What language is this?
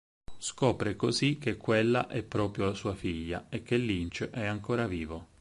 Italian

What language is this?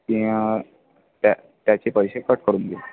Marathi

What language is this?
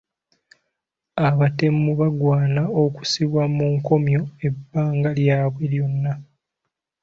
Ganda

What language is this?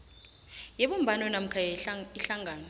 South Ndebele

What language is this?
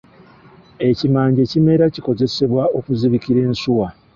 Ganda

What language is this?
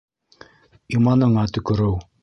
Bashkir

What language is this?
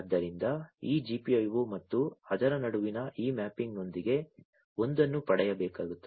Kannada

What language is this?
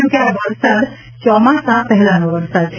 Gujarati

